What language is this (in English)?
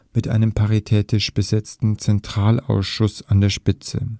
German